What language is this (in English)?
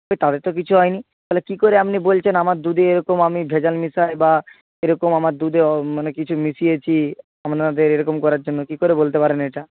Bangla